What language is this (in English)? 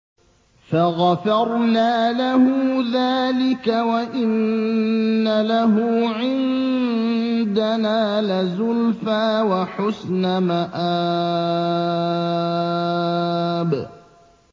Arabic